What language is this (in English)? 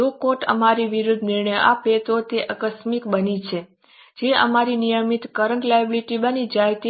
Gujarati